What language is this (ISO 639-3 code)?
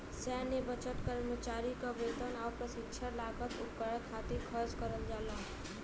bho